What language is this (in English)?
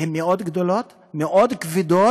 Hebrew